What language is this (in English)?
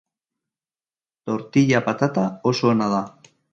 Basque